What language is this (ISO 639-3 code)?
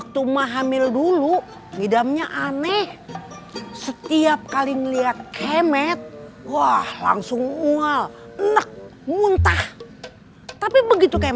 ind